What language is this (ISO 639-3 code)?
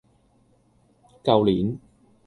yue